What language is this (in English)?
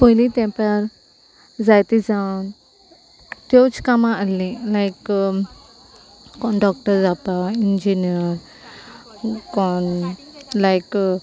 Konkani